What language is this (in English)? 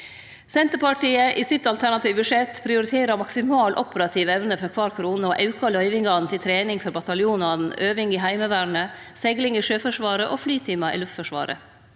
Norwegian